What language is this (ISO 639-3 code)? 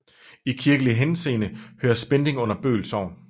dan